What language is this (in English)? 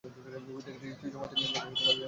Bangla